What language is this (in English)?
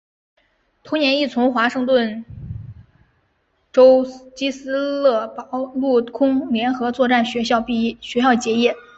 Chinese